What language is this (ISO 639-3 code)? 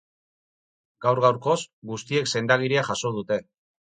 eus